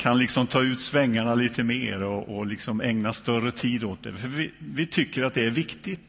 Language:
Swedish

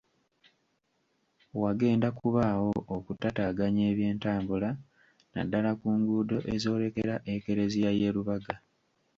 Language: Ganda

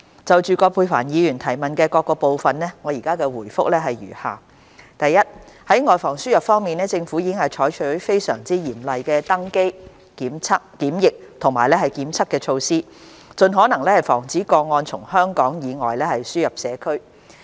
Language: Cantonese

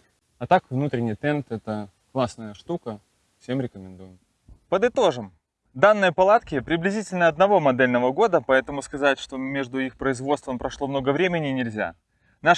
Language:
Russian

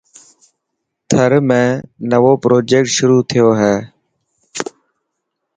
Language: Dhatki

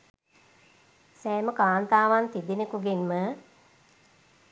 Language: Sinhala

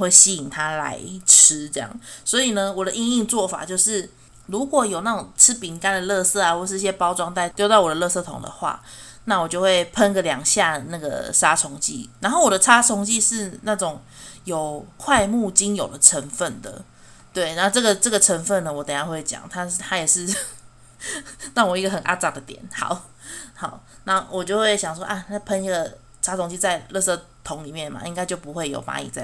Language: Chinese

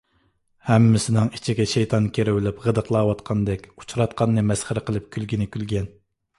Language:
Uyghur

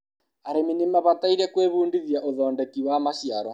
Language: Kikuyu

